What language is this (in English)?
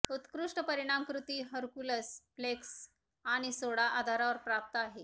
Marathi